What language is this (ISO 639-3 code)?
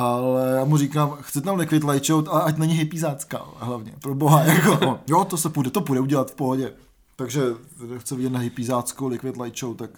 ces